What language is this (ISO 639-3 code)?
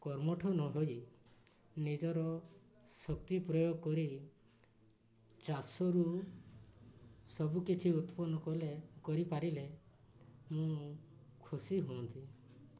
ori